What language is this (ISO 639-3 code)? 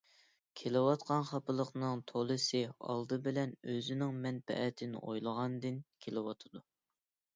uig